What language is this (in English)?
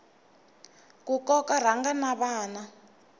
Tsonga